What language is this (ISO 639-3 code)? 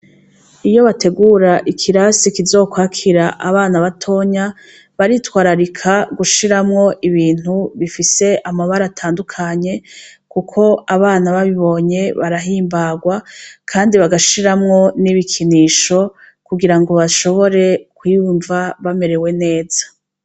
run